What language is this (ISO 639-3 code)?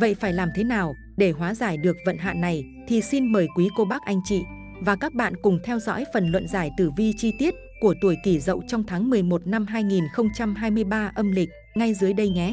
vie